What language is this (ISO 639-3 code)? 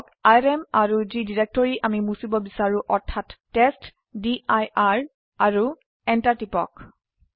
asm